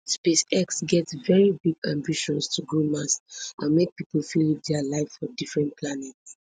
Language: Nigerian Pidgin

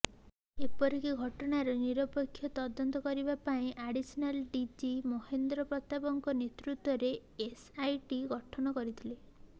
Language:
Odia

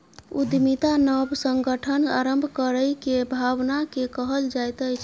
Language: Maithili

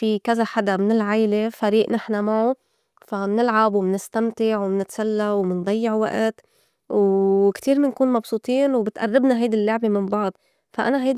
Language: North Levantine Arabic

